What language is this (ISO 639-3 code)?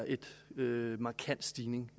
dan